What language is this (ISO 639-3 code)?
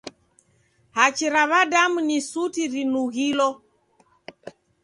dav